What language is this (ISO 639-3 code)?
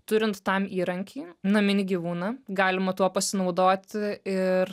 lit